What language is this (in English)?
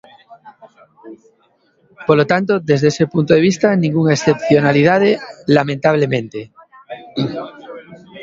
Galician